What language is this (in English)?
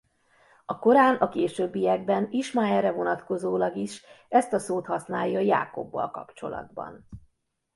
Hungarian